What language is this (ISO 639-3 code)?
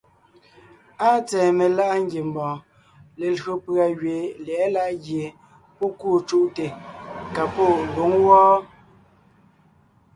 nnh